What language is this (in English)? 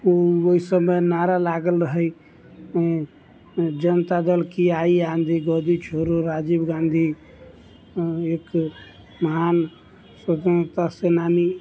Maithili